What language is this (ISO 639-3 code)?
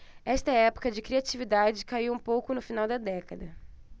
por